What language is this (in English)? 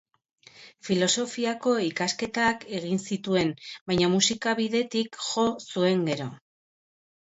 Basque